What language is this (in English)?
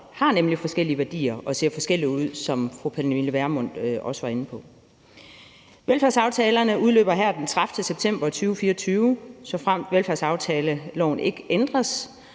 Danish